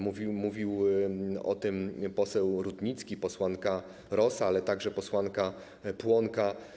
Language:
Polish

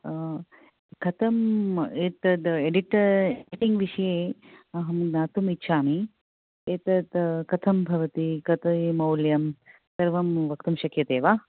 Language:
Sanskrit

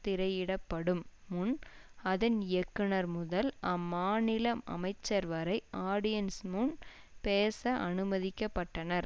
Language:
Tamil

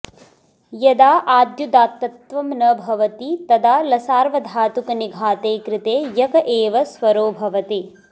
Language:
Sanskrit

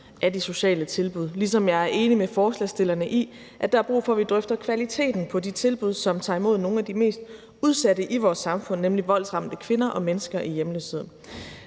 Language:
Danish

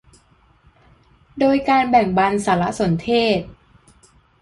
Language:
Thai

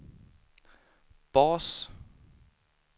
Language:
Swedish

